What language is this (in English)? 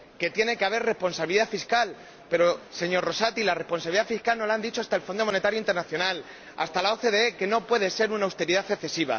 Spanish